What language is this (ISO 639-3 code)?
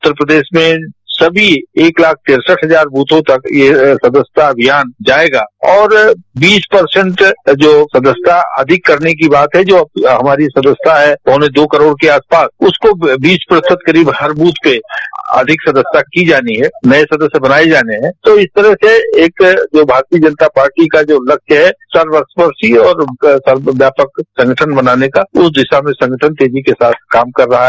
hin